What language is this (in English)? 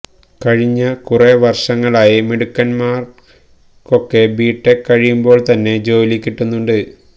Malayalam